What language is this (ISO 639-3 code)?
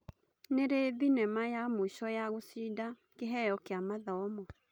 kik